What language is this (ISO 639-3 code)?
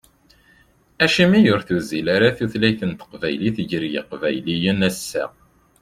kab